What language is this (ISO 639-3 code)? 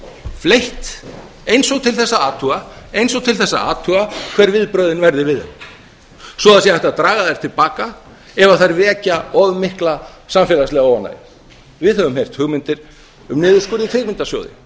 isl